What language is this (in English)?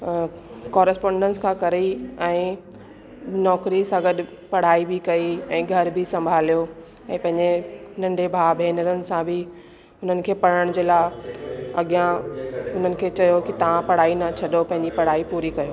Sindhi